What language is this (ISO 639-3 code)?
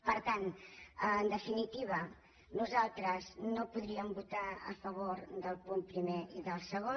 cat